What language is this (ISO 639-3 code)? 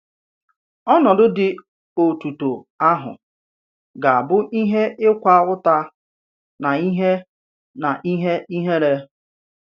ibo